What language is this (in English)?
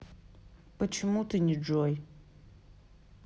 Russian